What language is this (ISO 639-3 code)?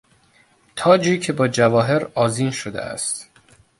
fas